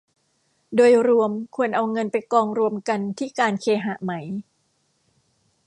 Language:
Thai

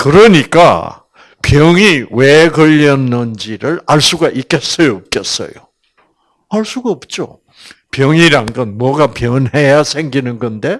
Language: Korean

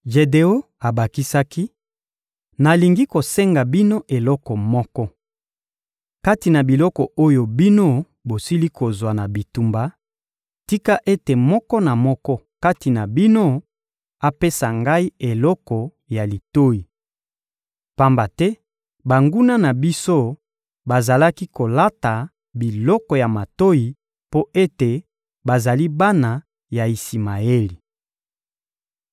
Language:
Lingala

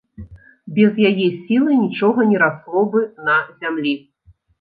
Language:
Belarusian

